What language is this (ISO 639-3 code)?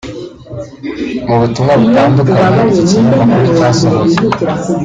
kin